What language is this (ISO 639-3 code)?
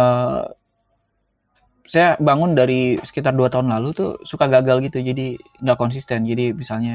ind